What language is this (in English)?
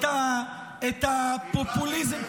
Hebrew